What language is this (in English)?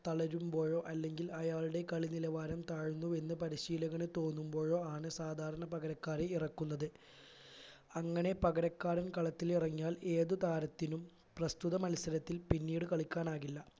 Malayalam